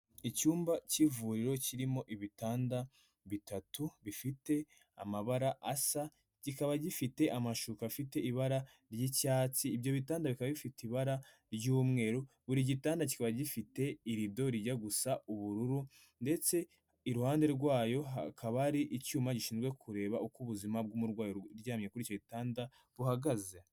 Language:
Kinyarwanda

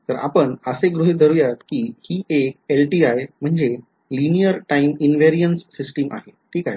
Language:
Marathi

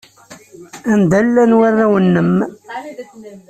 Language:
Kabyle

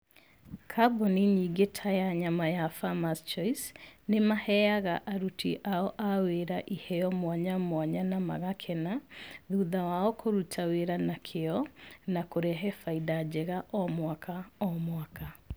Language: Kikuyu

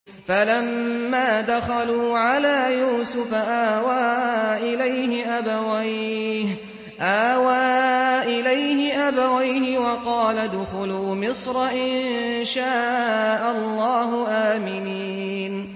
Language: Arabic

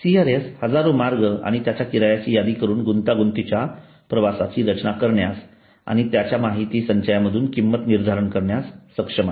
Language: Marathi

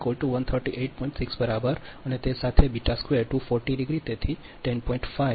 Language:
Gujarati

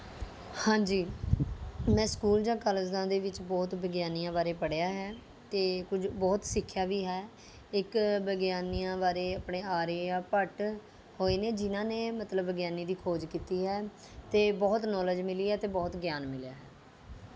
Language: Punjabi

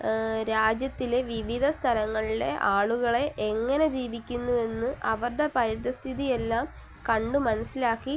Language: Malayalam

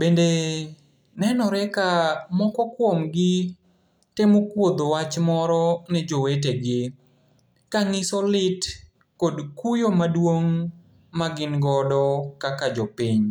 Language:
Luo (Kenya and Tanzania)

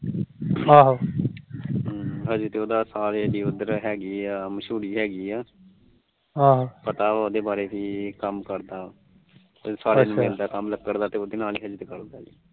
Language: Punjabi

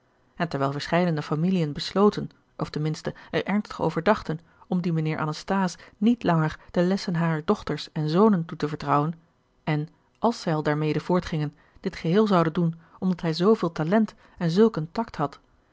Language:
Dutch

